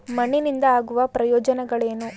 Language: Kannada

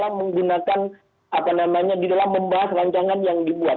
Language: Indonesian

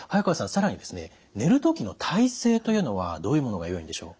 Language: Japanese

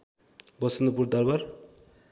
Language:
Nepali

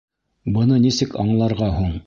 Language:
Bashkir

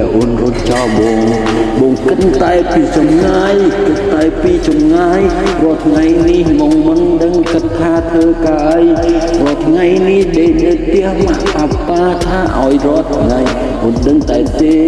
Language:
Vietnamese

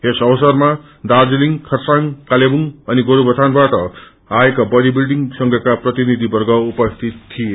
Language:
Nepali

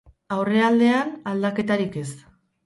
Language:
Basque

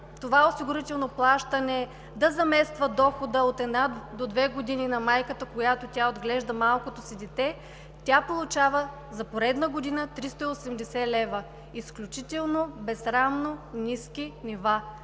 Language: Bulgarian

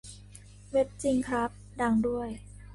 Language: Thai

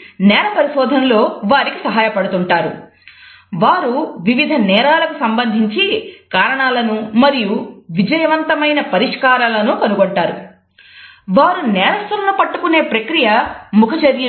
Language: Telugu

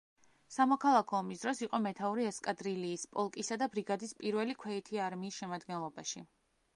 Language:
Georgian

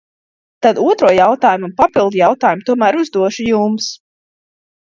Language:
Latvian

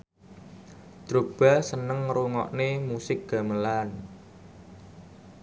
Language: Javanese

